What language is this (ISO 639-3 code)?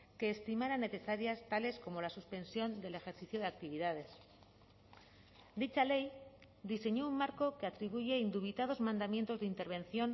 spa